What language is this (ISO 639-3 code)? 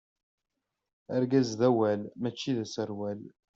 kab